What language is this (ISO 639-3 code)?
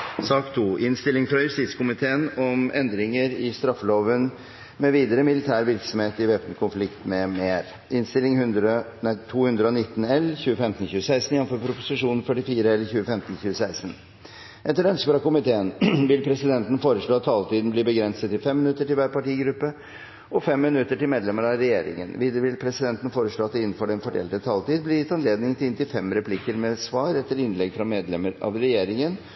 nob